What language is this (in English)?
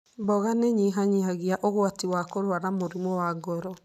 Kikuyu